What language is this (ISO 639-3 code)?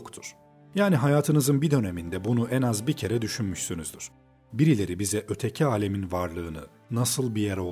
tur